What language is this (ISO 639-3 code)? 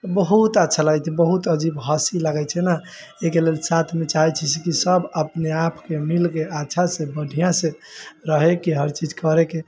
mai